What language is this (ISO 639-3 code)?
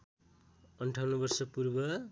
nep